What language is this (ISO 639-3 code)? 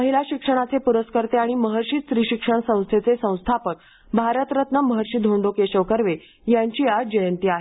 mar